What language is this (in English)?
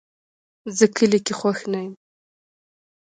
Pashto